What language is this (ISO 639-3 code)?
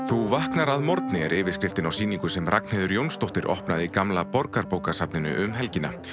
isl